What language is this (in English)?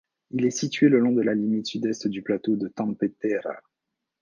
French